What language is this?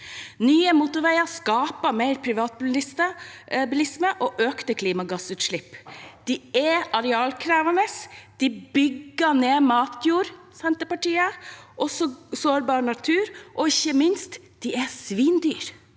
Norwegian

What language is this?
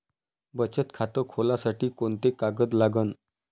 Marathi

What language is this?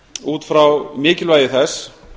Icelandic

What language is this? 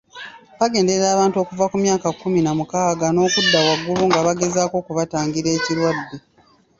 Ganda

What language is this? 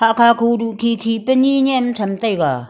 Wancho Naga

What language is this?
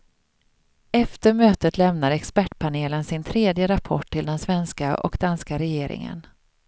Swedish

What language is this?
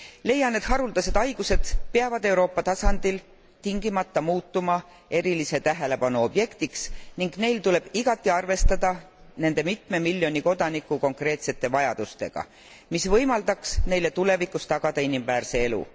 Estonian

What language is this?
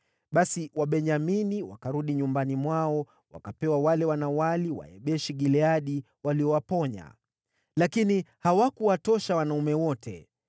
Swahili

